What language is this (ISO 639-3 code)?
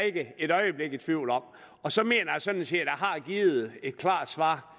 dan